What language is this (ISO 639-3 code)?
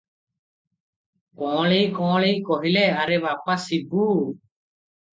ori